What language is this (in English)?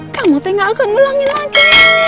Indonesian